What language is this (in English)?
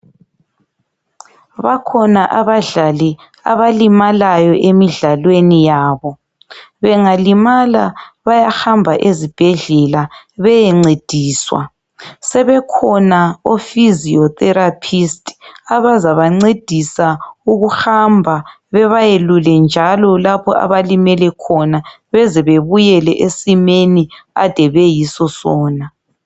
North Ndebele